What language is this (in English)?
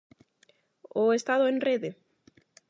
Galician